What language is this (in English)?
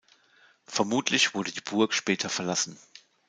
German